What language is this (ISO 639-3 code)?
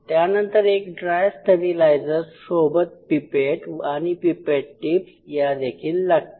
mar